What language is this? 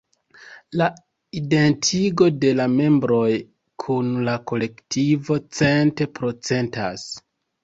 Esperanto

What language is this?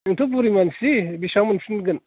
Bodo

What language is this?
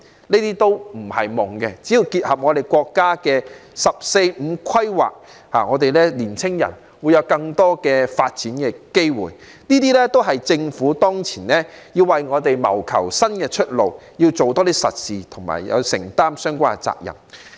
Cantonese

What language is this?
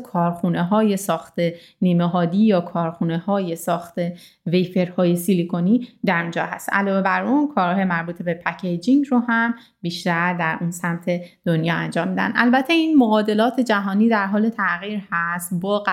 Persian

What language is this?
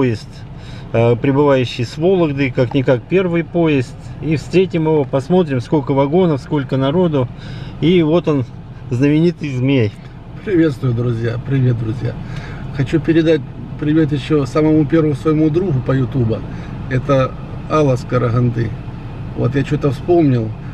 Russian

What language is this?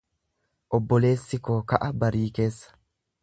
Oromo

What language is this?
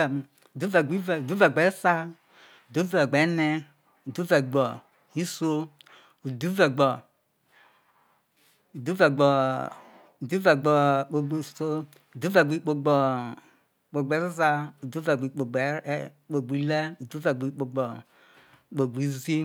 Isoko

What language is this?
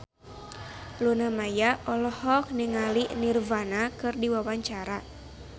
Sundanese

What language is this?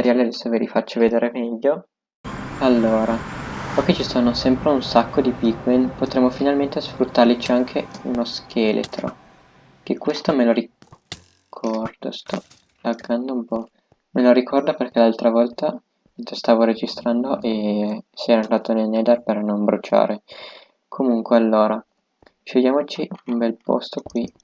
Italian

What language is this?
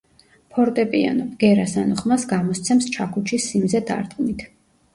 Georgian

